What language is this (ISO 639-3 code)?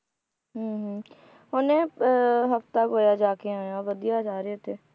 pan